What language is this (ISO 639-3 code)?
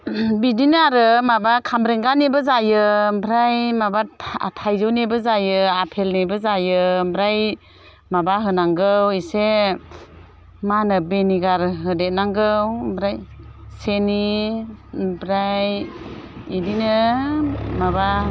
brx